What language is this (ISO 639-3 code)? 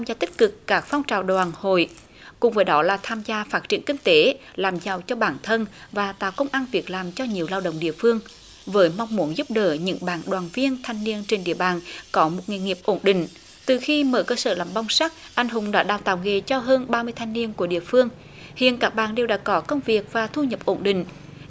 vie